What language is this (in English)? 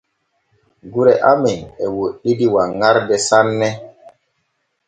Borgu Fulfulde